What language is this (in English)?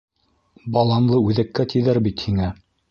Bashkir